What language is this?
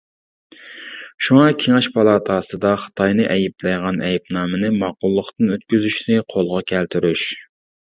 Uyghur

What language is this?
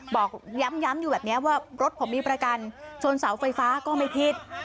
Thai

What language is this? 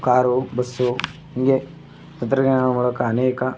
Kannada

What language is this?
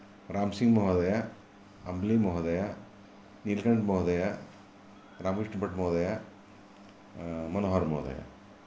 Sanskrit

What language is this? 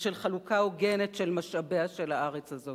Hebrew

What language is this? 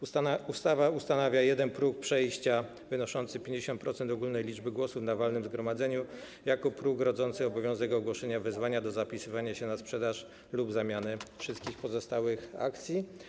Polish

